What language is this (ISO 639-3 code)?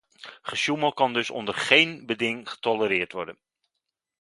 nld